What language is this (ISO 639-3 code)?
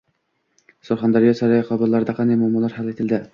uzb